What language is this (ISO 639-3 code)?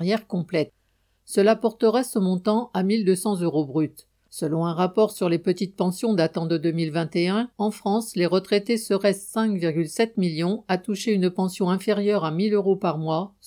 fra